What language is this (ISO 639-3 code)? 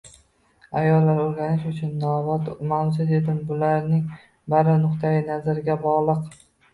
uzb